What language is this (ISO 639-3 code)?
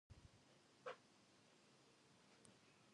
eng